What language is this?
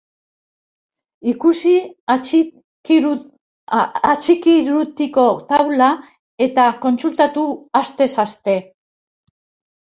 Basque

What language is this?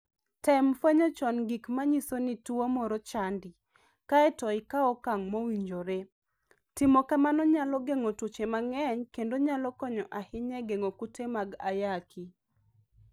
Luo (Kenya and Tanzania)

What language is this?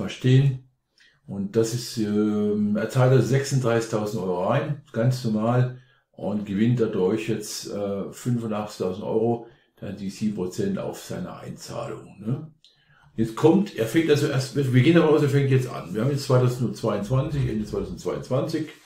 German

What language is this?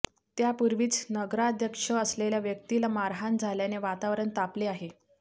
Marathi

